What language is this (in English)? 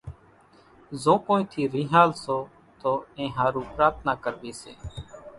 Kachi Koli